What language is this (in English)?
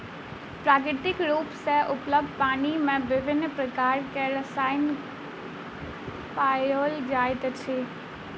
Maithili